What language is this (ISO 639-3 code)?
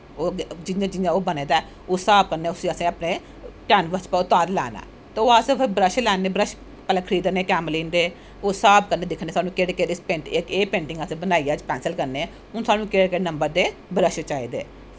doi